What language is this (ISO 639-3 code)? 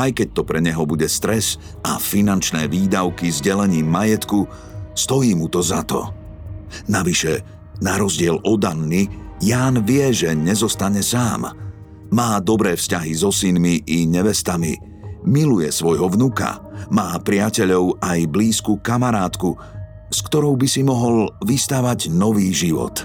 slk